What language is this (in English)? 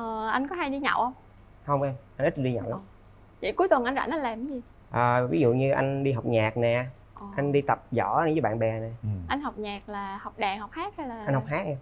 Vietnamese